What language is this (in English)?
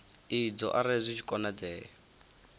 Venda